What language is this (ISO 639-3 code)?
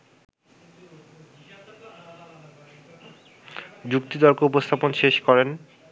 ben